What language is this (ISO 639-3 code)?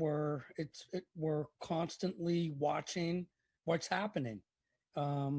eng